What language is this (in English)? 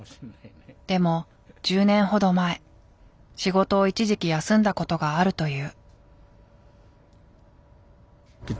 Japanese